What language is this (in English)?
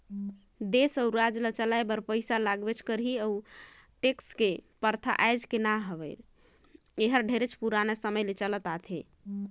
Chhattisgarhi